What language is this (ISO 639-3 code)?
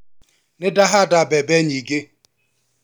kik